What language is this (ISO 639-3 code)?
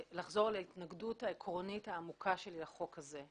heb